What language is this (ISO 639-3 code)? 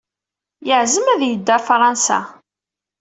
kab